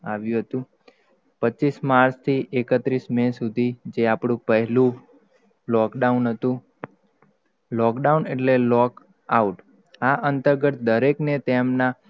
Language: Gujarati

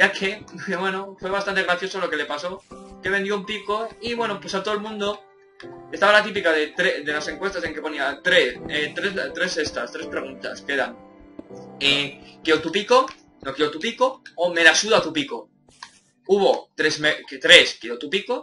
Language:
Spanish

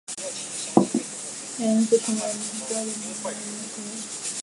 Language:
Chinese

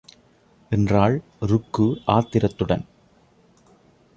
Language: Tamil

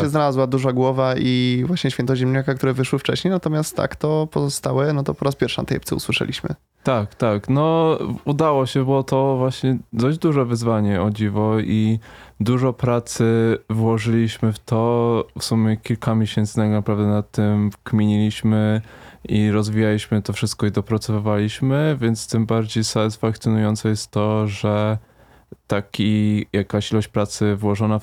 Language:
Polish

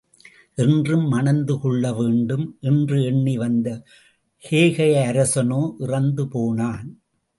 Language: Tamil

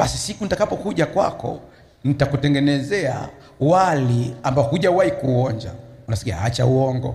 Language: Swahili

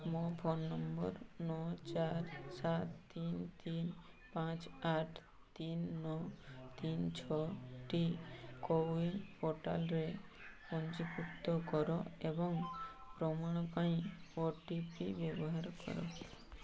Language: Odia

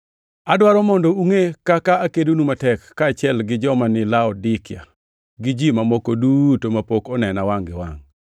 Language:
Luo (Kenya and Tanzania)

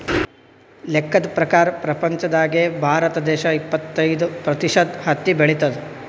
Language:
Kannada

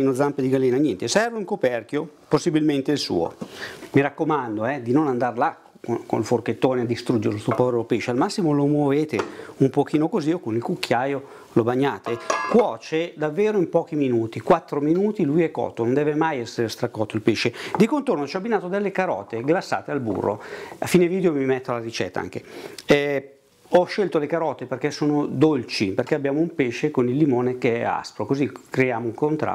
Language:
Italian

